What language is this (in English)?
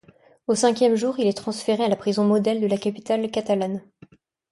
French